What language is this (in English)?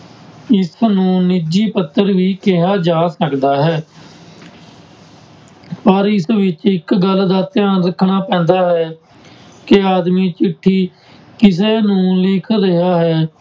Punjabi